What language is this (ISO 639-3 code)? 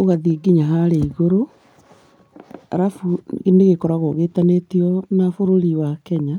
kik